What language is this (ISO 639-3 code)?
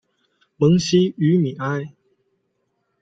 zho